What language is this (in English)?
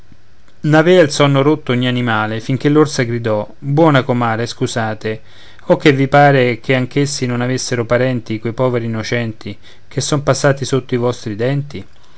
Italian